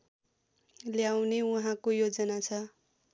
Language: Nepali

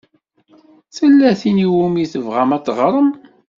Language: Kabyle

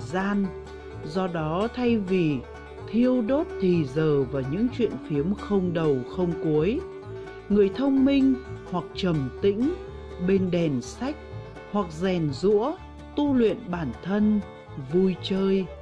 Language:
Vietnamese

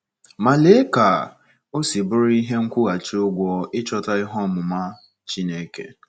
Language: Igbo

